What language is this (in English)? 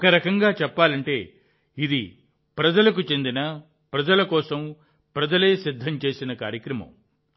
Telugu